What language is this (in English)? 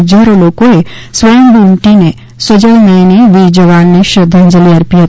Gujarati